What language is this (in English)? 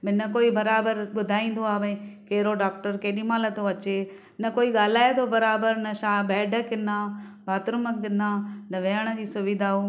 Sindhi